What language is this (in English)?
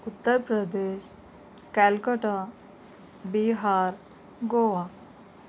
Urdu